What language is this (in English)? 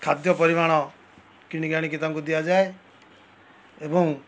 Odia